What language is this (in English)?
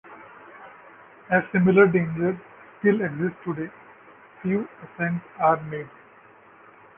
English